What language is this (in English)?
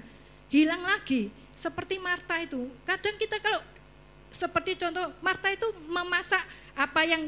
Indonesian